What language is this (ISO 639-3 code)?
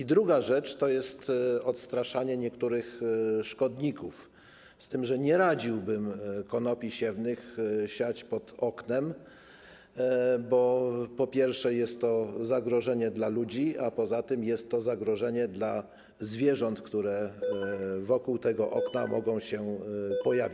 pol